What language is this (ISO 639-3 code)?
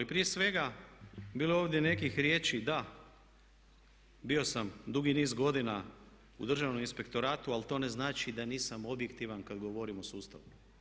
hrv